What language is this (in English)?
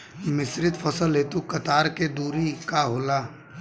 Bhojpuri